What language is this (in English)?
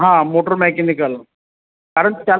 Marathi